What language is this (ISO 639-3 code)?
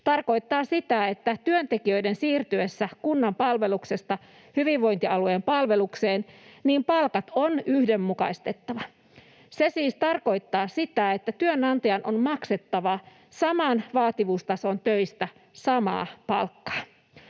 fin